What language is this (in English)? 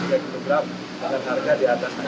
Indonesian